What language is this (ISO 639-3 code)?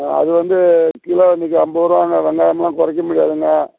tam